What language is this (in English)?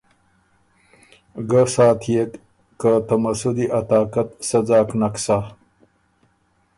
Ormuri